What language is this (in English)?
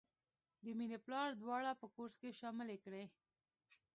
Pashto